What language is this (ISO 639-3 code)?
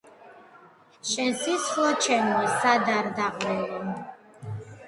kat